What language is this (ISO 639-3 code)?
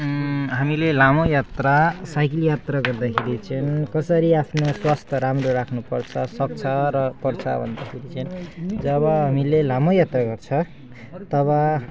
nep